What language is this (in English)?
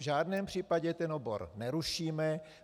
Czech